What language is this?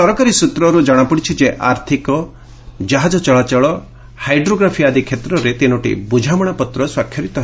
Odia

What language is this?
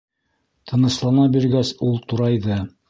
Bashkir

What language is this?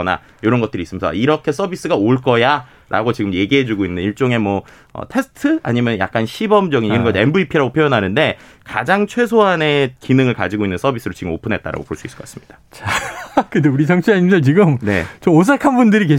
Korean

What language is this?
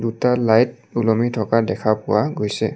Assamese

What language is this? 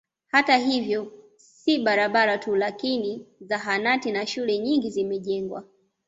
Swahili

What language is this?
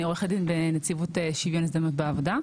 Hebrew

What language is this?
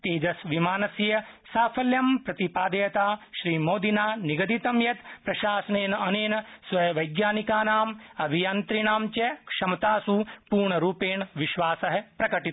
Sanskrit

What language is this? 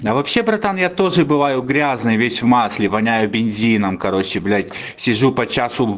Russian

